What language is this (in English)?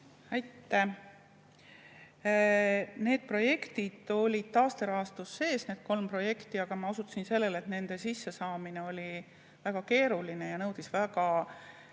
Estonian